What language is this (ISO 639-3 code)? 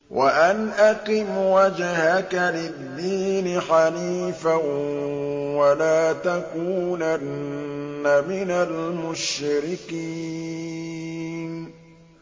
ara